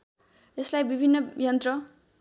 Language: Nepali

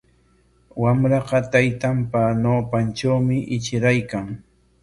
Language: Corongo Ancash Quechua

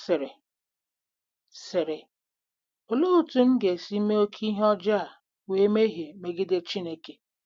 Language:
Igbo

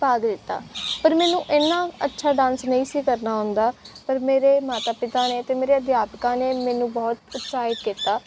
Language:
Punjabi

